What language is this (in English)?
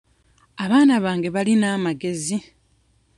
Ganda